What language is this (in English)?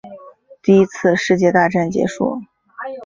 Chinese